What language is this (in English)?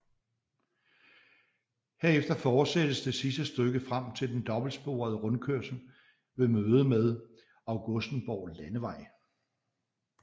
Danish